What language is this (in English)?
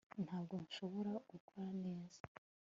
Kinyarwanda